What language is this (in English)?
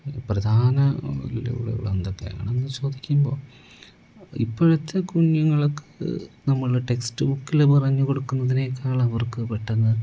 Malayalam